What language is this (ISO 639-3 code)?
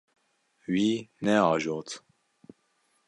kur